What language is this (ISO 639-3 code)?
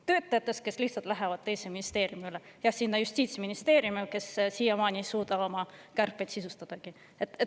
est